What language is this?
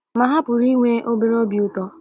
Igbo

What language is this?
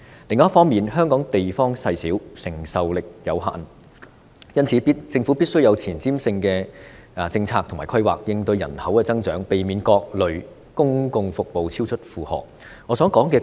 Cantonese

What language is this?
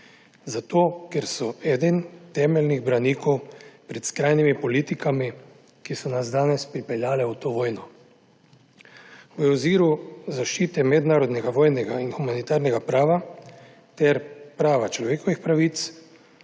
Slovenian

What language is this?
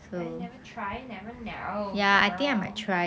English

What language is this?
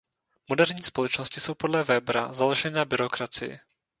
Czech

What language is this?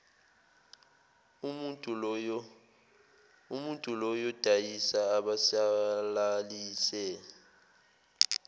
Zulu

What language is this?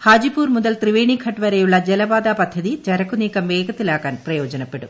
Malayalam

